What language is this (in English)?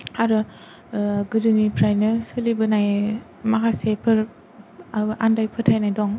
Bodo